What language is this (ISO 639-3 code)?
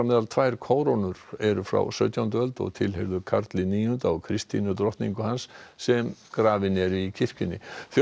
isl